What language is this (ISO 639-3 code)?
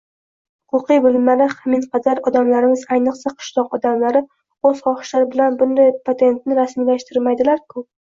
uzb